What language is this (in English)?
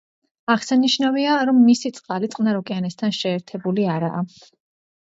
Georgian